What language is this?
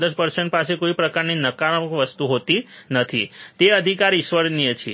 Gujarati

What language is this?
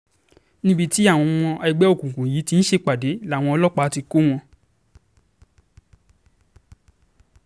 Yoruba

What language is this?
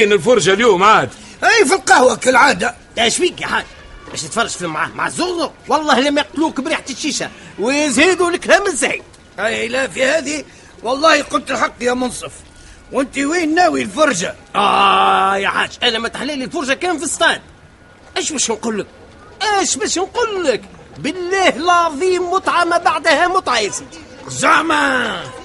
Arabic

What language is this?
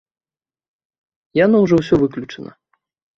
Belarusian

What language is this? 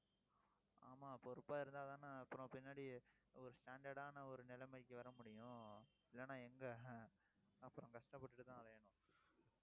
Tamil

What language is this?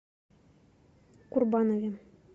Russian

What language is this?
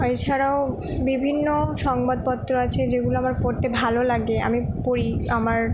Bangla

